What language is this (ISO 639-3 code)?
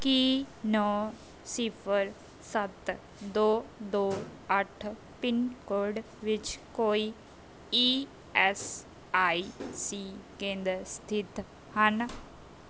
pan